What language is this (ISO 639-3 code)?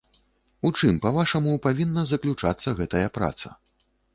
bel